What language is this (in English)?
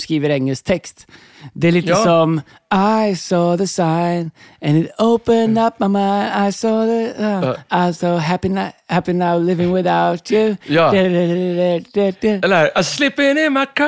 Swedish